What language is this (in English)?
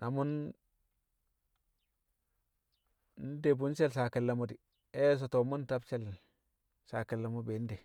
Kamo